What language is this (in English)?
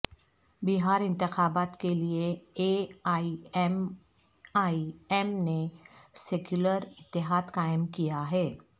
Urdu